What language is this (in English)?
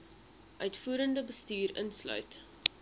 Afrikaans